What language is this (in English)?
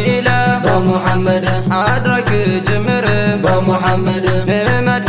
Arabic